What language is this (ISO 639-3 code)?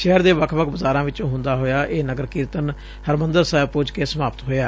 pan